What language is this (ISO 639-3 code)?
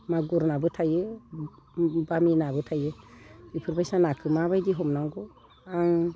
brx